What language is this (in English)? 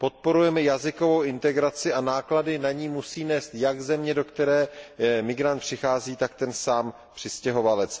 Czech